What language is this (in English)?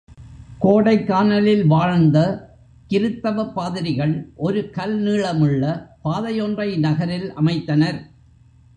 Tamil